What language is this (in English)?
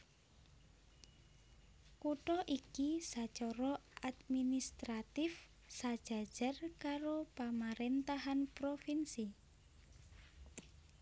Javanese